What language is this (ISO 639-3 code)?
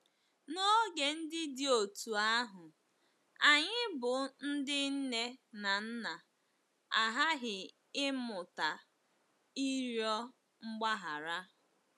ibo